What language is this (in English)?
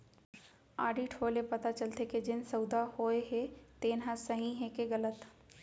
Chhattisgarhi